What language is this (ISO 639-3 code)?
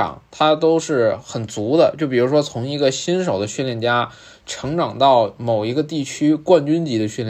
zho